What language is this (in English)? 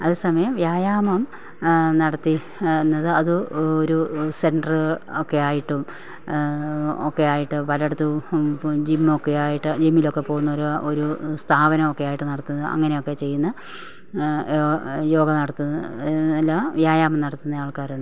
Malayalam